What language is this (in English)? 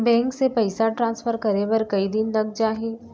Chhattisgarhi